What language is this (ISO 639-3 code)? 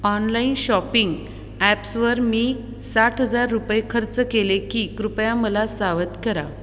mar